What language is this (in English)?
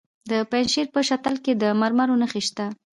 Pashto